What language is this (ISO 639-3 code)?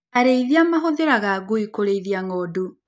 kik